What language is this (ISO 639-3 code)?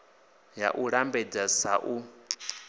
ven